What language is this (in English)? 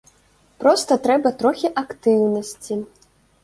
Belarusian